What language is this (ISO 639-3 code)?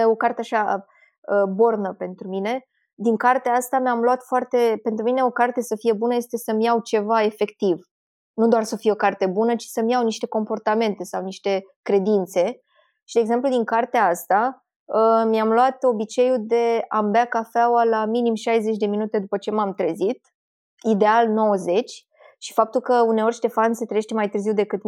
ron